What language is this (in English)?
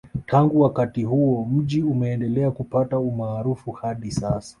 Swahili